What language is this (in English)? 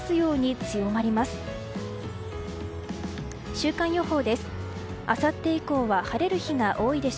Japanese